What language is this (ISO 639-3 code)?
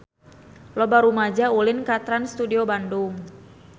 sun